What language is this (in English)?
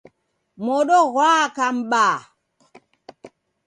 Taita